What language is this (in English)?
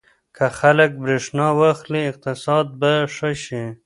Pashto